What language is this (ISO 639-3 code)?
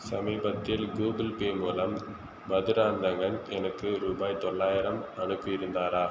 tam